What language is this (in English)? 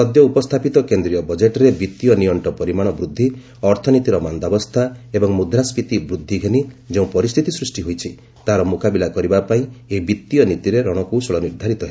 Odia